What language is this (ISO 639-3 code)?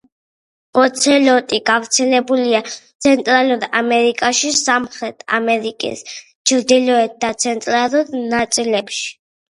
kat